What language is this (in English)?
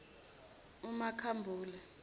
Zulu